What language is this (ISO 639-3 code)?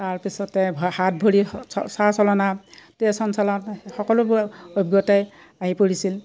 asm